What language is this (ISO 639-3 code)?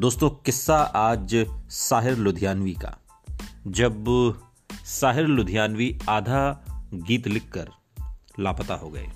hin